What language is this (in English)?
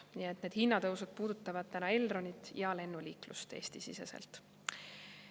Estonian